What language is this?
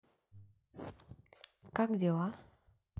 Russian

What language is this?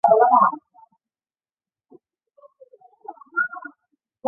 Chinese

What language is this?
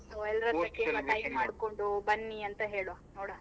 Kannada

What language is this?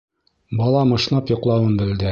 Bashkir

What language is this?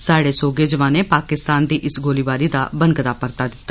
Dogri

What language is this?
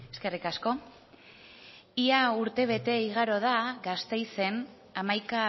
Basque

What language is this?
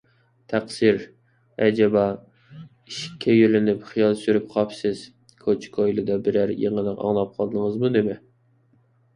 Uyghur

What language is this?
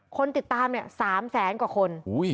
Thai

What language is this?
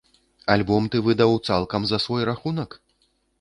Belarusian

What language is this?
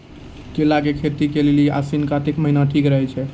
Maithili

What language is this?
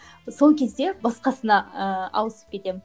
Kazakh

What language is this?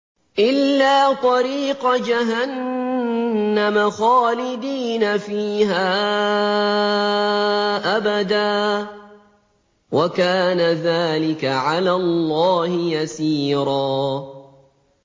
Arabic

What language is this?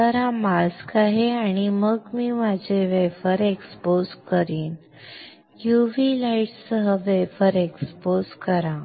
Marathi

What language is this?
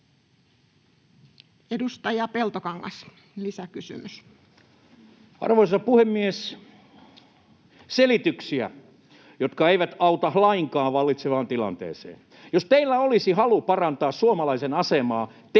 Finnish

